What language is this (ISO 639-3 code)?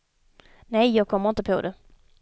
swe